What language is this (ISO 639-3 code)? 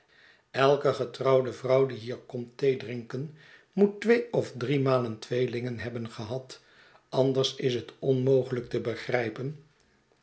nld